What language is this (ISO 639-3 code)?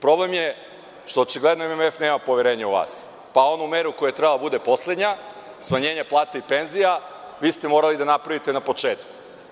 srp